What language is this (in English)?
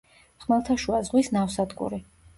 Georgian